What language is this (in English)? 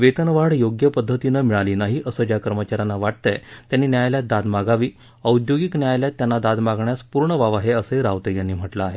Marathi